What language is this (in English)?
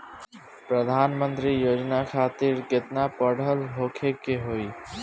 Bhojpuri